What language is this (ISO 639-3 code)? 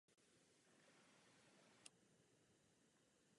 ces